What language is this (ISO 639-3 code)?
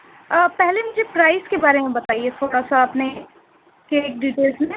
urd